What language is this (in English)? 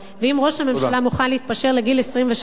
Hebrew